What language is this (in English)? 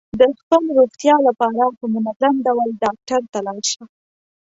Pashto